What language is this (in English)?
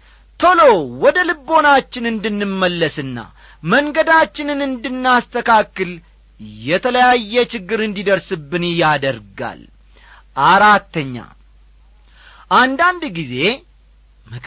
Amharic